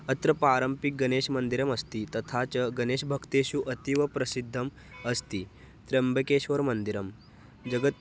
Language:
Sanskrit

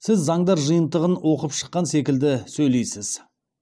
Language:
Kazakh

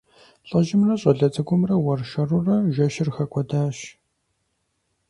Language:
Kabardian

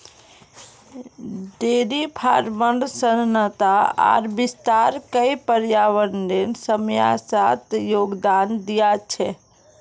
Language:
Magahi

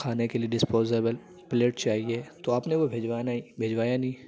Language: Urdu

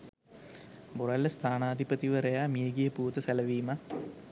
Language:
Sinhala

